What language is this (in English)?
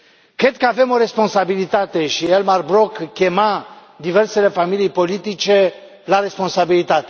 Romanian